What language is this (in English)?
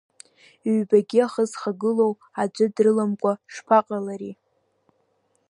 Abkhazian